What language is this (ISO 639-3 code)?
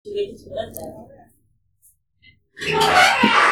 hau